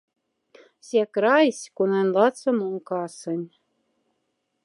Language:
Moksha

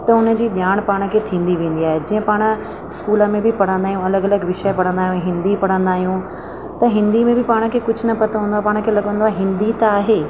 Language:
Sindhi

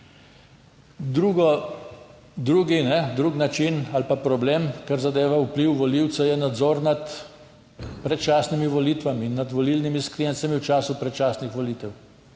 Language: Slovenian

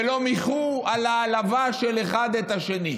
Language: Hebrew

